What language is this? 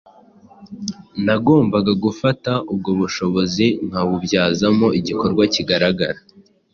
Kinyarwanda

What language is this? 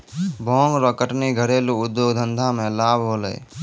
Maithili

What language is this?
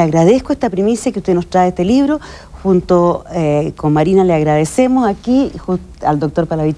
Spanish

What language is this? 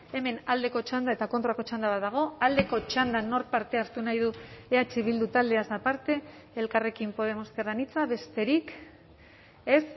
Basque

